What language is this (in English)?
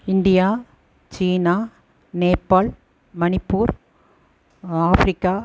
Tamil